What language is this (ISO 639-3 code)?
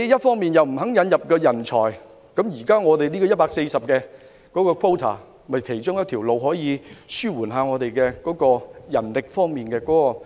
yue